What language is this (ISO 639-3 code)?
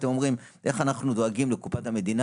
heb